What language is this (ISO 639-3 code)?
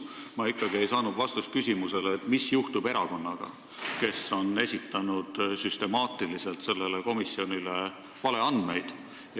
est